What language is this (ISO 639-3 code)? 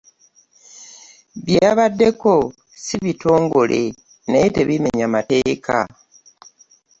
lug